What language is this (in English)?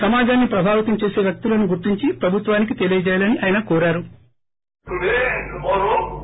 Telugu